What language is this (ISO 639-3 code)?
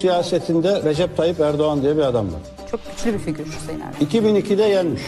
tur